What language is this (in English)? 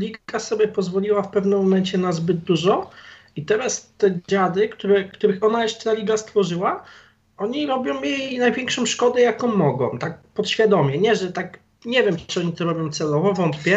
Polish